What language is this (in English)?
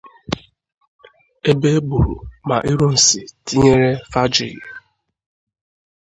Igbo